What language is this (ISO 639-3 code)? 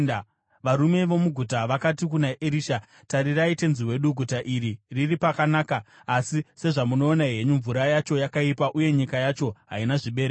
sna